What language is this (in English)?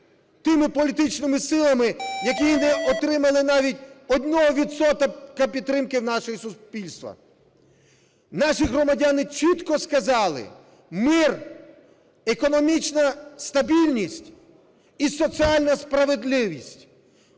Ukrainian